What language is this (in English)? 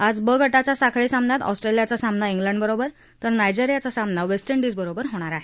Marathi